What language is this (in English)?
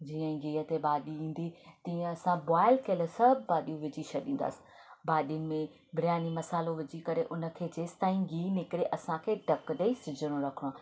Sindhi